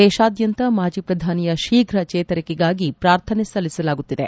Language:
Kannada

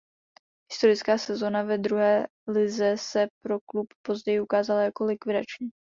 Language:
Czech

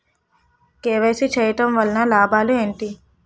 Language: Telugu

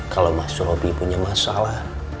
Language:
Indonesian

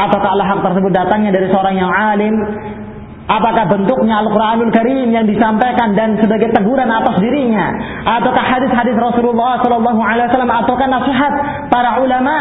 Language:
Filipino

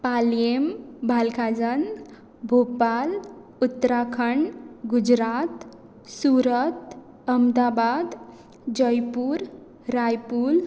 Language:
Konkani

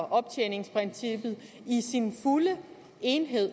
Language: Danish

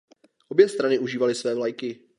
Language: Czech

